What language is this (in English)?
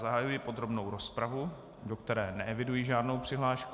Czech